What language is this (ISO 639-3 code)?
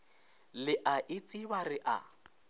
nso